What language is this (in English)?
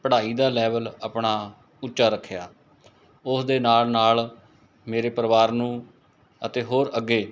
Punjabi